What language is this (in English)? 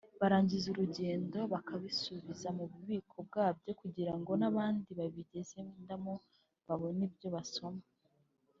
Kinyarwanda